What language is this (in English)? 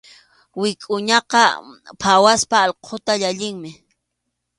Arequipa-La Unión Quechua